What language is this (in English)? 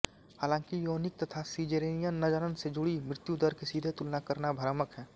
Hindi